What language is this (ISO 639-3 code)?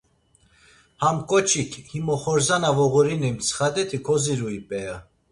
lzz